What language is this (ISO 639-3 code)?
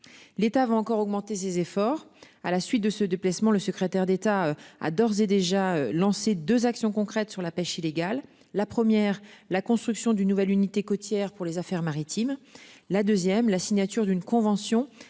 fra